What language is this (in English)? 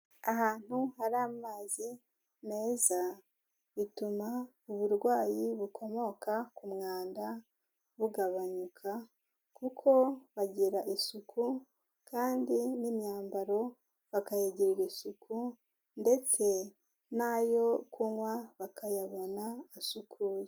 Kinyarwanda